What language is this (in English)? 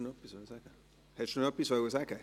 Swiss German